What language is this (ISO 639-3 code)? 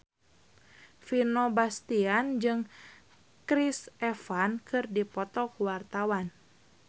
sun